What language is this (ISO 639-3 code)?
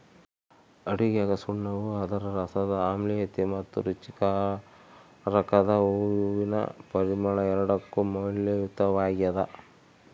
kan